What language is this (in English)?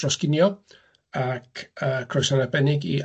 Welsh